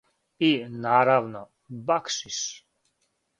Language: Serbian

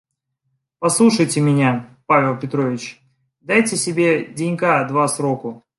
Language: Russian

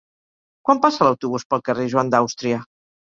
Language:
Catalan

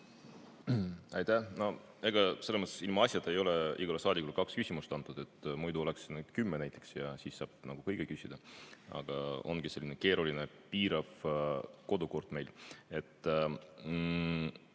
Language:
Estonian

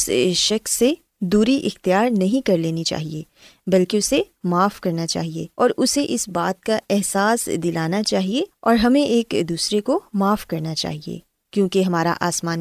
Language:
Urdu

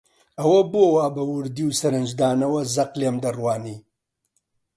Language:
Central Kurdish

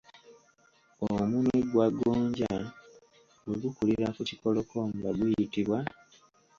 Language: Ganda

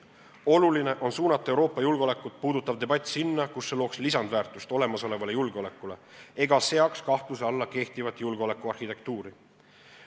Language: Estonian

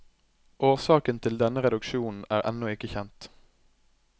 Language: Norwegian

